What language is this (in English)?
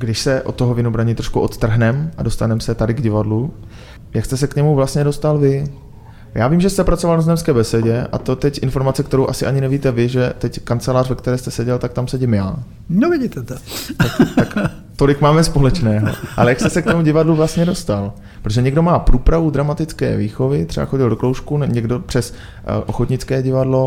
Czech